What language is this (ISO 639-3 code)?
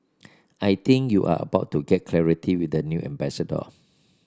eng